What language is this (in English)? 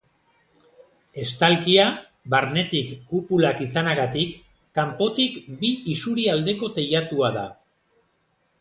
Basque